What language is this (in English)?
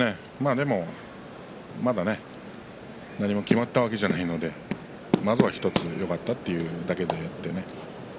Japanese